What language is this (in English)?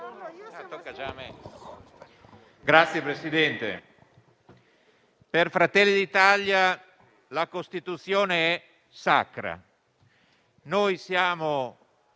Italian